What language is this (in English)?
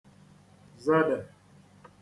Igbo